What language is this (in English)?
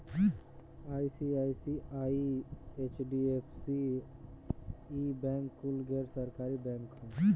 Bhojpuri